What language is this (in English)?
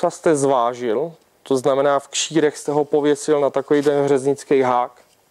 Czech